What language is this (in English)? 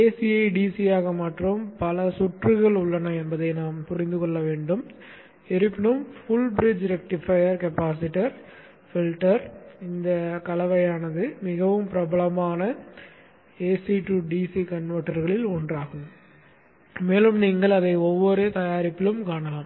Tamil